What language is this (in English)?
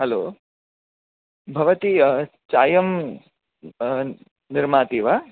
Sanskrit